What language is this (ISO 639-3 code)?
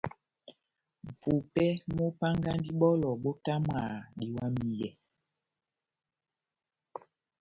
bnm